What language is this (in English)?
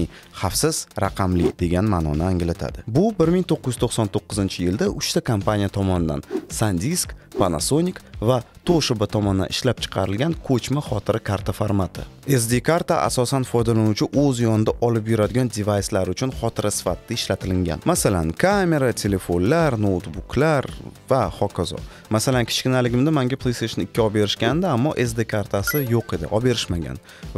Turkish